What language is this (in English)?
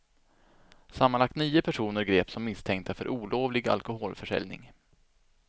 Swedish